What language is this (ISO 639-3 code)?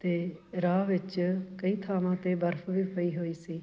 pan